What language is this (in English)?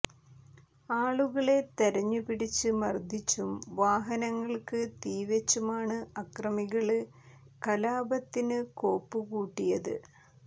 Malayalam